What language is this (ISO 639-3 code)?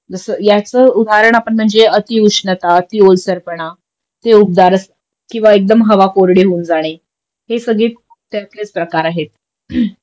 mar